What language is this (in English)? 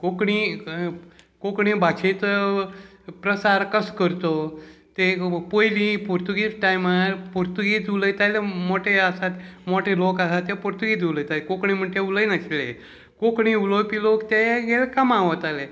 Konkani